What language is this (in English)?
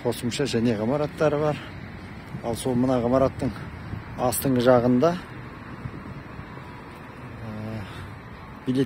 Turkish